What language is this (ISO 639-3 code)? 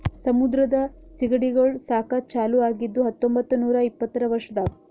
kan